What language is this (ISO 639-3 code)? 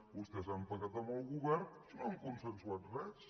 cat